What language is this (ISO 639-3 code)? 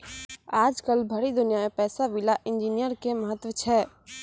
mai